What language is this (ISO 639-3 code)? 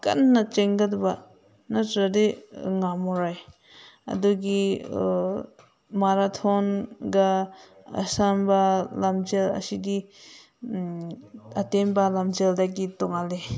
mni